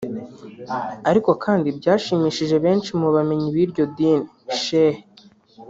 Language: Kinyarwanda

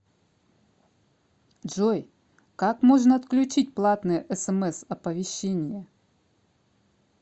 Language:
Russian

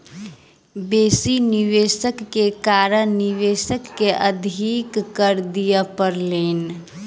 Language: Maithili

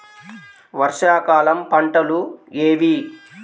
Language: Telugu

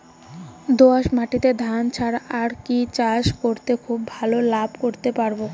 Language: Bangla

